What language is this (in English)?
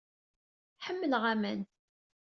Kabyle